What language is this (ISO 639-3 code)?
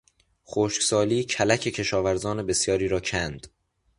fas